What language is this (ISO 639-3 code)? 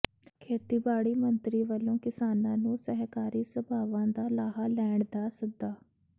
pan